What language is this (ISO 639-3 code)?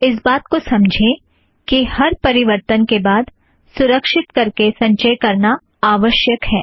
hin